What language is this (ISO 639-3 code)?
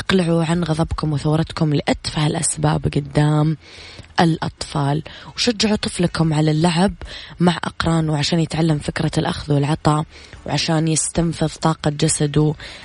ara